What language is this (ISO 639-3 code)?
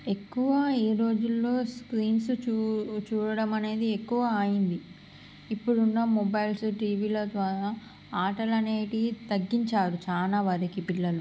tel